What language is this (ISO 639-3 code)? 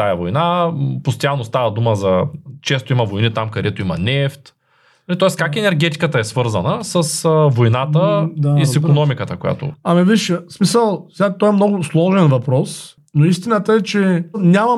bul